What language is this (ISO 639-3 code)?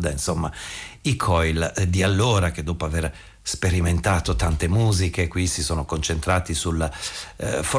ita